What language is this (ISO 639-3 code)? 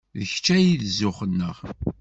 kab